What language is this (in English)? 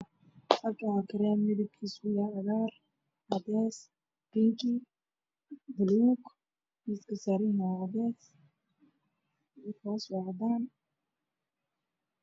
Somali